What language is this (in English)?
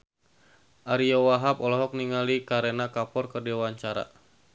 Sundanese